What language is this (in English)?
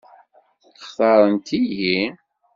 Kabyle